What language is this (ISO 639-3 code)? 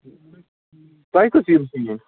kas